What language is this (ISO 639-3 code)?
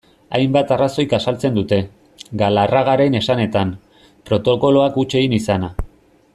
eus